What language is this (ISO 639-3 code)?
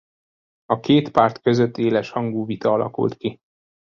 hun